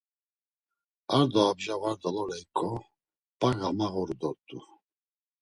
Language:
Laz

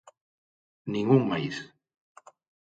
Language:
Galician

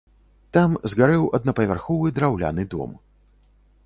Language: Belarusian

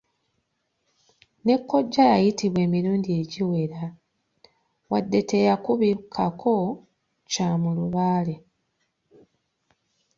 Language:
Ganda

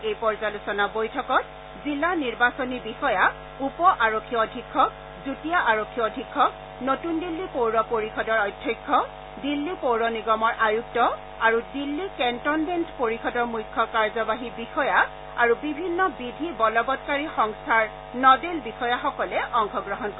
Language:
Assamese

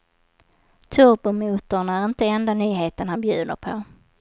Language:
Swedish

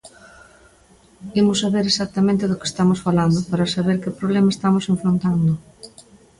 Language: Galician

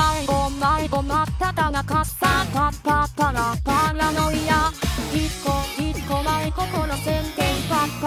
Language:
Thai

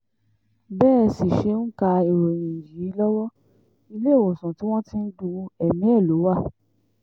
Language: Yoruba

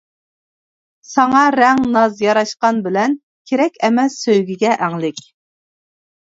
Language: Uyghur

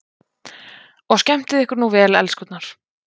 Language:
Icelandic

